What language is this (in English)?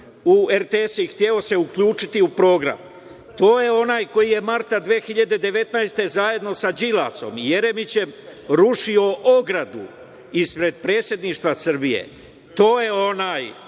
Serbian